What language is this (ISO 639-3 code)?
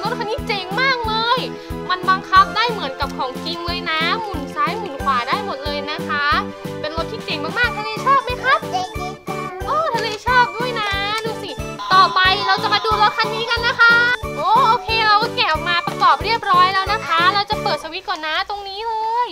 tha